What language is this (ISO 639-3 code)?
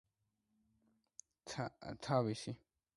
kat